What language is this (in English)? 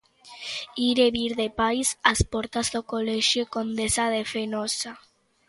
Galician